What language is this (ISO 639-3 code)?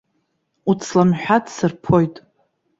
abk